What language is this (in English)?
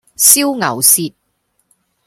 Cantonese